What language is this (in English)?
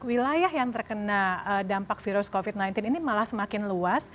Indonesian